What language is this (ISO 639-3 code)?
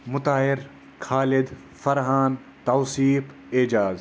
kas